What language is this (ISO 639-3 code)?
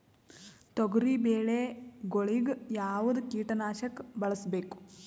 kan